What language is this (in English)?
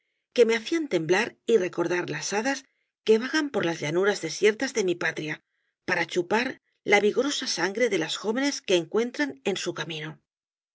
Spanish